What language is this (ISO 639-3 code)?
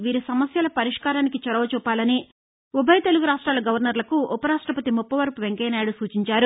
tel